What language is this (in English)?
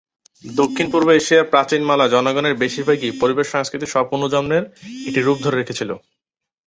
Bangla